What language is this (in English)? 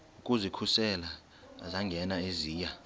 Xhosa